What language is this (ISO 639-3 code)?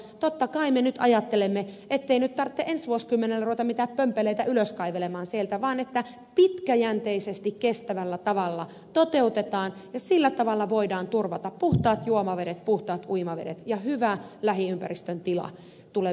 fin